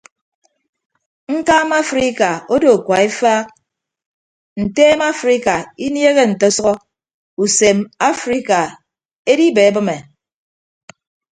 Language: Ibibio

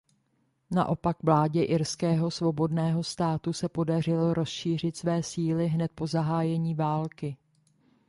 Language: Czech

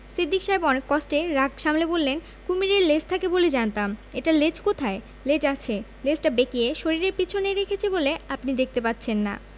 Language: Bangla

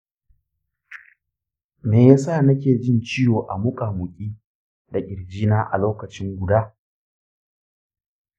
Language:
Hausa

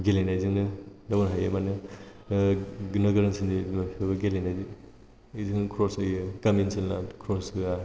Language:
Bodo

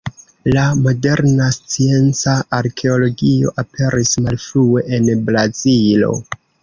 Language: Esperanto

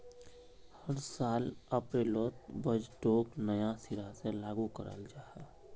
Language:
Magahi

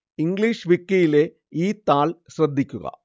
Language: Malayalam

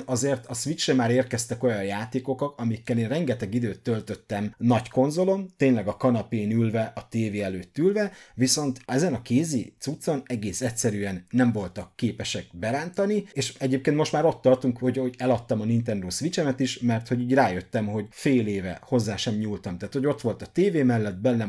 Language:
Hungarian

